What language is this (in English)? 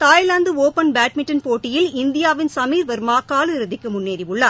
Tamil